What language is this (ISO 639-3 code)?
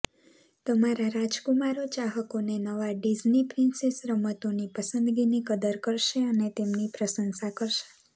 guj